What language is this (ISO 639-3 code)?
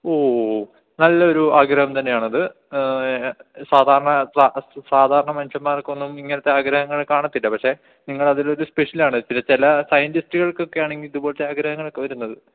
mal